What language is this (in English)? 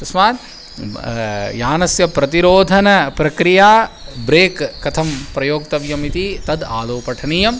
Sanskrit